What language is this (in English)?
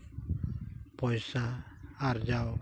Santali